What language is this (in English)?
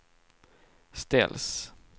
Swedish